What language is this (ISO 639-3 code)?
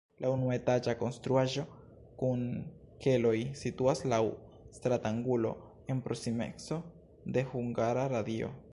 epo